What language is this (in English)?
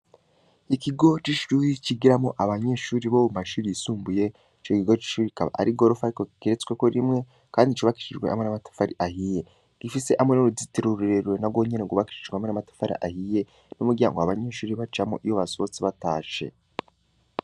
Rundi